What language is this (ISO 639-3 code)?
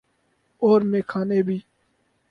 urd